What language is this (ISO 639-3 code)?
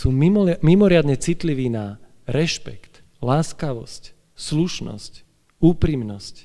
slk